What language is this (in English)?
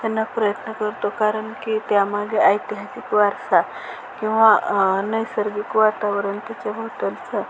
Marathi